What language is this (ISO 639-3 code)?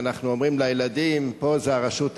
heb